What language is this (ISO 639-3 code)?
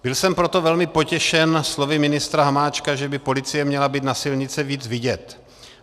ces